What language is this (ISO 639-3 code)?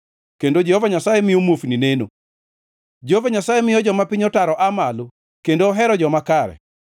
luo